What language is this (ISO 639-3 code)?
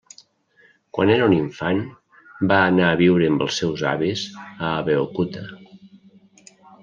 cat